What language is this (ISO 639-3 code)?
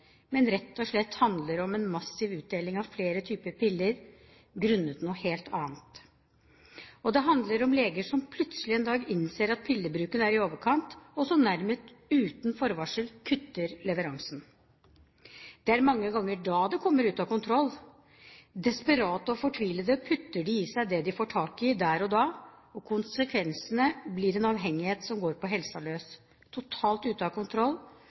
nob